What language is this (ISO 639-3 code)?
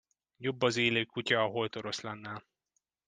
hun